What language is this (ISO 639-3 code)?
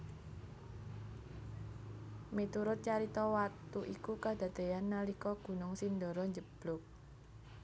jav